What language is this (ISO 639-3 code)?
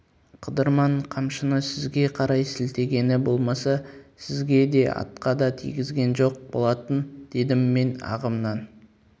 kaz